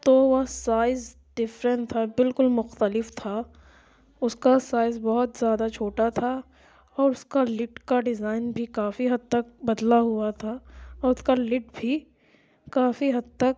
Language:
Urdu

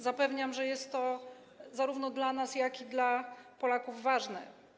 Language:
Polish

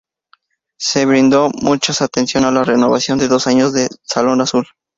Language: Spanish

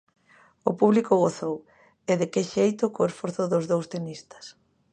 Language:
Galician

